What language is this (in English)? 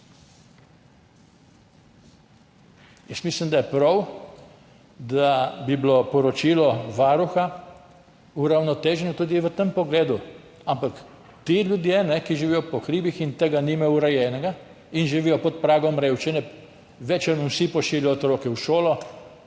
Slovenian